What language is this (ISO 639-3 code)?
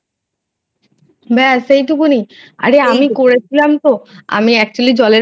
ben